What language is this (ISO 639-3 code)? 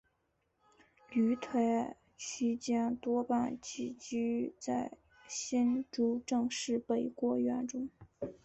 zho